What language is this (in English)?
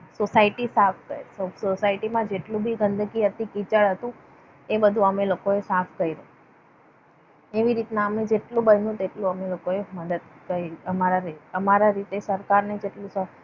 Gujarati